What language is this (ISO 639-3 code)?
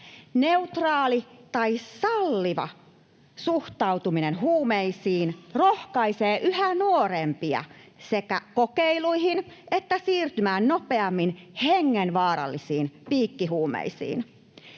fin